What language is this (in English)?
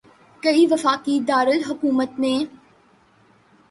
Urdu